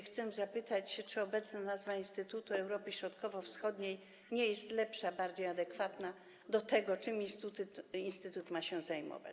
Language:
Polish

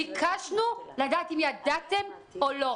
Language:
Hebrew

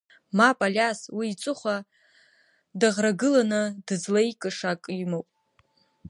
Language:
Abkhazian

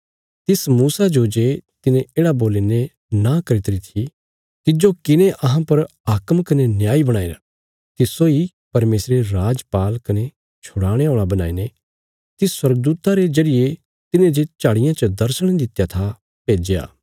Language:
Bilaspuri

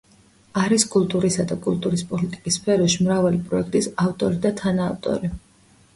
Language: Georgian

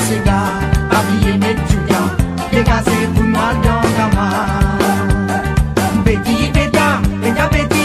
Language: Romanian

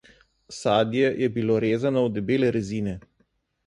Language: Slovenian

